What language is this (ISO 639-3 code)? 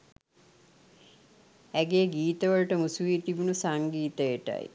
sin